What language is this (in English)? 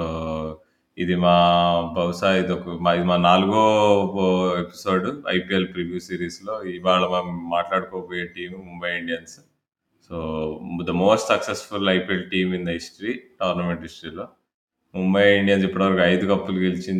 Telugu